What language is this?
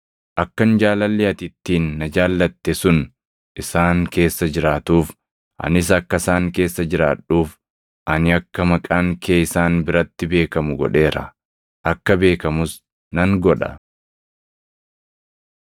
Oromo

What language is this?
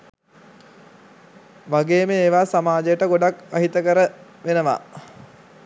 Sinhala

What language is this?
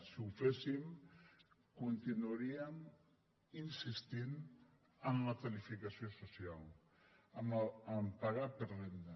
Catalan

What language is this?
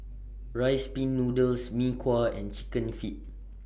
English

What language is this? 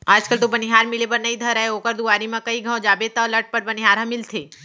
Chhattisgarhi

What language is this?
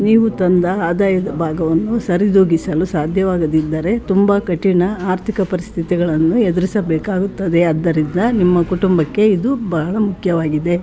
Kannada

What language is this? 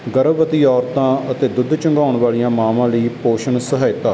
Punjabi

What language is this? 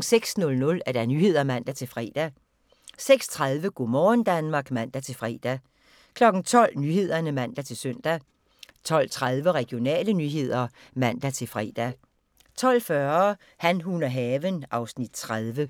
Danish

